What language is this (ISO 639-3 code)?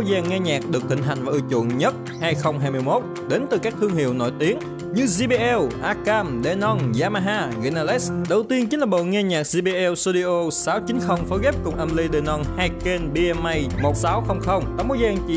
vie